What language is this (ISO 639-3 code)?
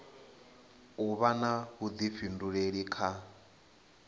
ven